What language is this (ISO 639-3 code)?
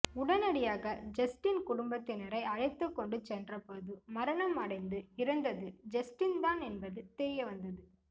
tam